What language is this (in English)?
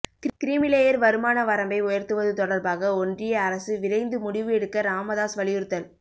Tamil